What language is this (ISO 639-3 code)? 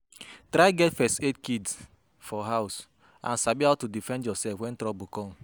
pcm